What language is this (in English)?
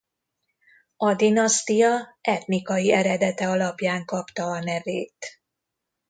Hungarian